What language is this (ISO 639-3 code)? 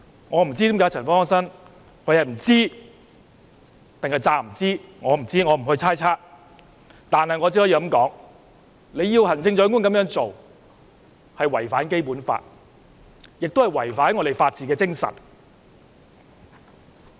yue